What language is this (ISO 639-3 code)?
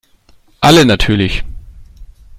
deu